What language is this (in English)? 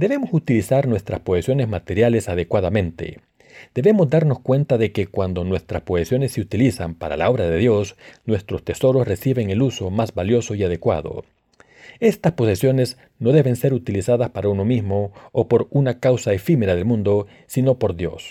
Spanish